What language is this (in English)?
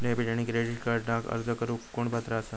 Marathi